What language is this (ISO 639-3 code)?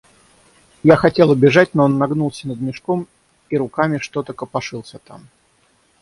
rus